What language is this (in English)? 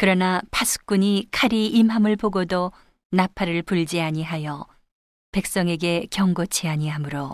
Korean